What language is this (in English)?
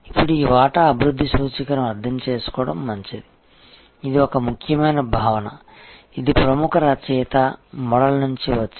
Telugu